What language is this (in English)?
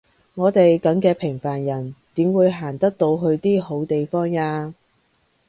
Cantonese